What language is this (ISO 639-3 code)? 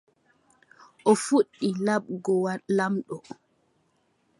fub